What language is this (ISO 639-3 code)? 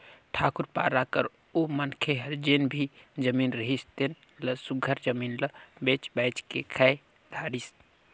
hne